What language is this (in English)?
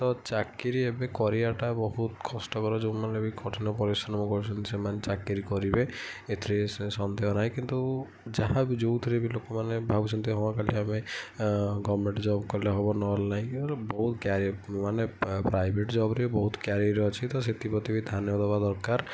Odia